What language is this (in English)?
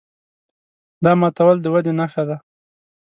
Pashto